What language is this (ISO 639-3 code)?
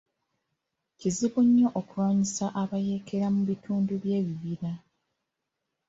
lug